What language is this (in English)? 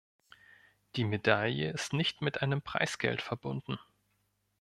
German